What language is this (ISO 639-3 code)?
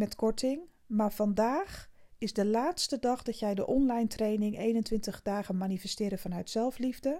nld